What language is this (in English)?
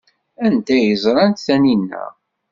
Kabyle